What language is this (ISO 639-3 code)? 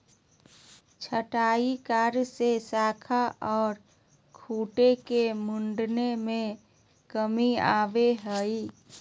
mag